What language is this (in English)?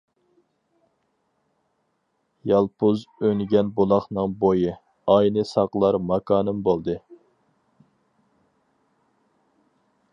Uyghur